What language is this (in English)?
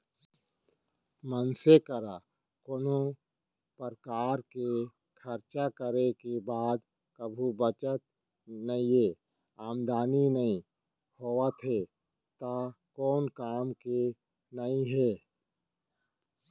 Chhattisgarhi